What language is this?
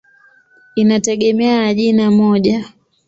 Swahili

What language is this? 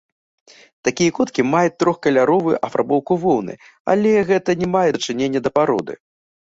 Belarusian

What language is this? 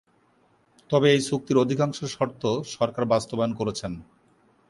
Bangla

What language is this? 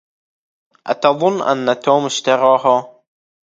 Arabic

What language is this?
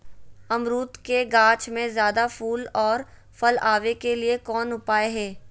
Magahi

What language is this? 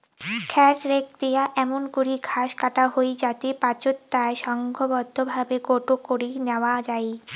Bangla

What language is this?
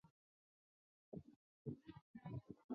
Chinese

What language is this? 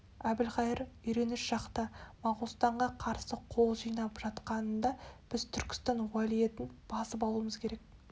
Kazakh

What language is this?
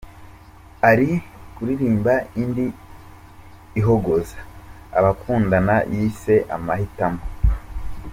Kinyarwanda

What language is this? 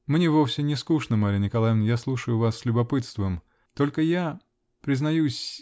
Russian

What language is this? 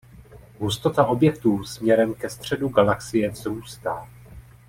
Czech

